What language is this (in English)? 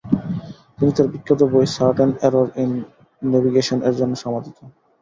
Bangla